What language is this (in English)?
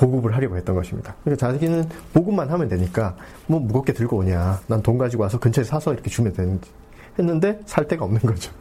Korean